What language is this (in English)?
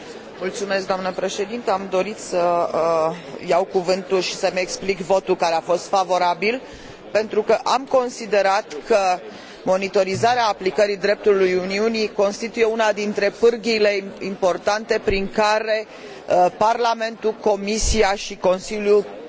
Romanian